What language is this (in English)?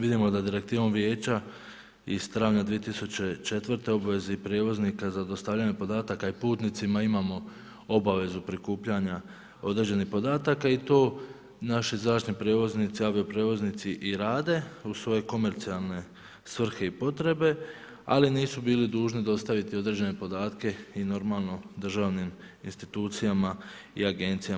Croatian